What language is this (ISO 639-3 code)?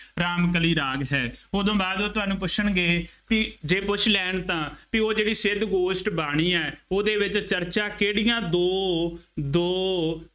pan